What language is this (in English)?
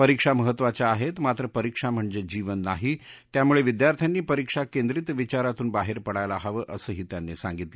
Marathi